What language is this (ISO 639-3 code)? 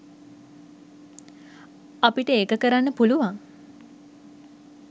sin